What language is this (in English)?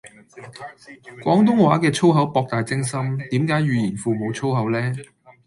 Cantonese